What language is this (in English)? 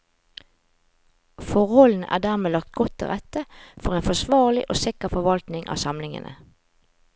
Norwegian